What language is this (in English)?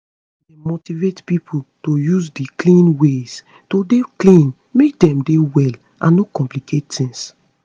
Nigerian Pidgin